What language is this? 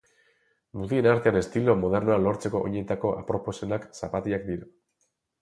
Basque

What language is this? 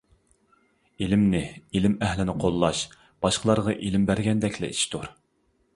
Uyghur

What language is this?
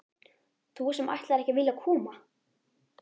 Icelandic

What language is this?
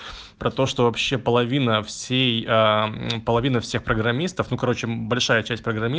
Russian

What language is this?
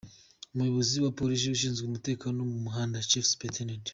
Kinyarwanda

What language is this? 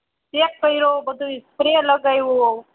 Gujarati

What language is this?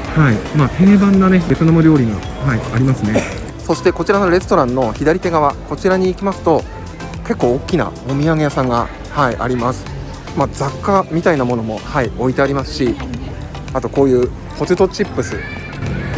Japanese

